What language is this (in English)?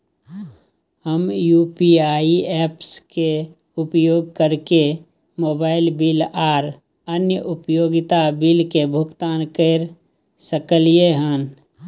Maithili